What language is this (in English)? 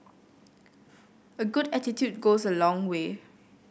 English